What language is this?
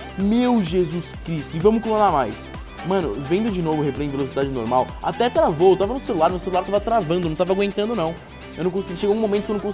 Portuguese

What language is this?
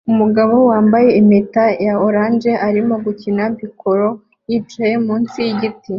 Kinyarwanda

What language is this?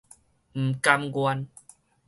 Min Nan Chinese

